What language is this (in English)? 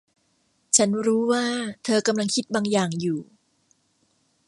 Thai